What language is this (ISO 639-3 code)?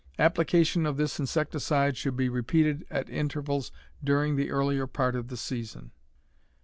eng